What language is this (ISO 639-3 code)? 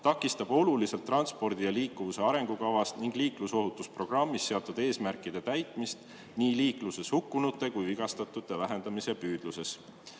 est